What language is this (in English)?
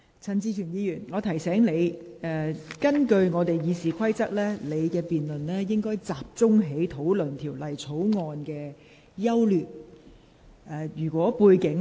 Cantonese